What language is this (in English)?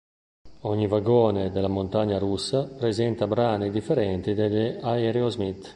Italian